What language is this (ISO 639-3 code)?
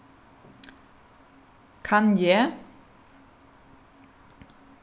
fao